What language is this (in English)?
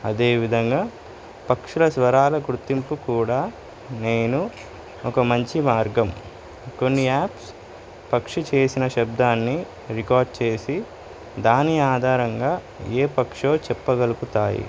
Telugu